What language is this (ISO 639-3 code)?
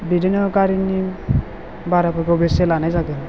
brx